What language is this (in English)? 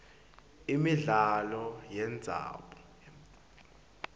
Swati